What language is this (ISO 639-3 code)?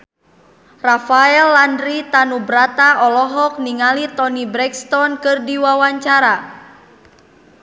sun